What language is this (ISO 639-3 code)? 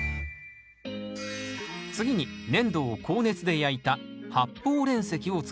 jpn